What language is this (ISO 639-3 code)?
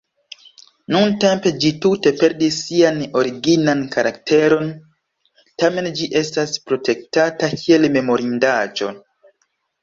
epo